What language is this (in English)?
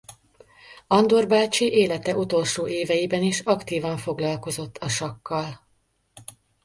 Hungarian